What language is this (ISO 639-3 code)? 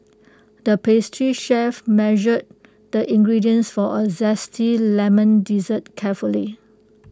eng